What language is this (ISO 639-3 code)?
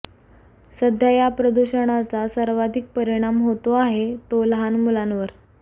mar